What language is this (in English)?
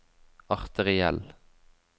Norwegian